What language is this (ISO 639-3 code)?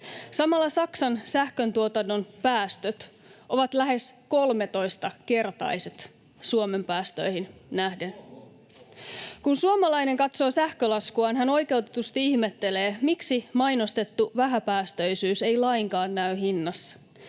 fin